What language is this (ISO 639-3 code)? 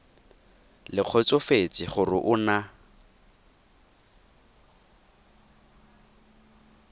tsn